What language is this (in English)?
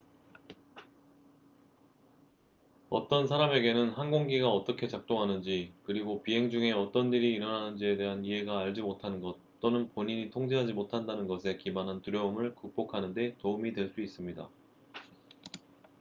Korean